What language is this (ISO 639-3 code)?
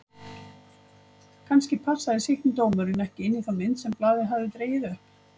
isl